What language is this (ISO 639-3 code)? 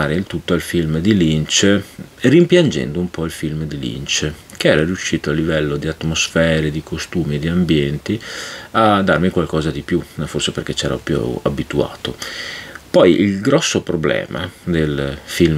ita